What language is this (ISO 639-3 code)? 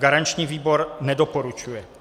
ces